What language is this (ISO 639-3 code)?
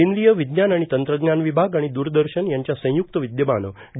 mar